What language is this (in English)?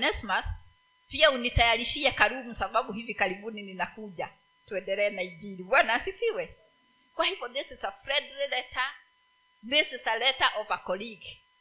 Swahili